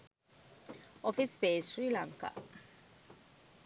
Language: Sinhala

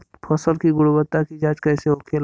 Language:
Bhojpuri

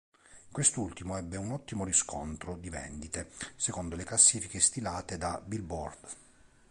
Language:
Italian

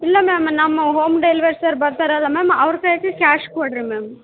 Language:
Kannada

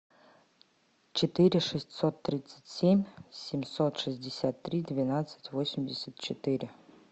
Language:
Russian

